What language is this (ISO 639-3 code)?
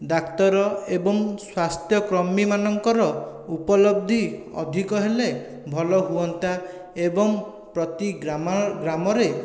ori